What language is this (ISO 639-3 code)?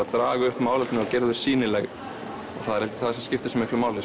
isl